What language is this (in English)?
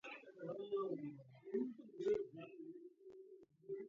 Georgian